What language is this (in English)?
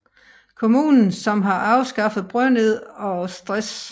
Danish